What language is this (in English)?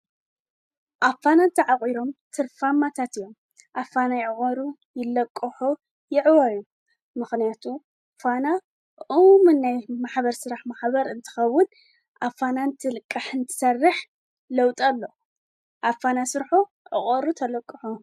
Tigrinya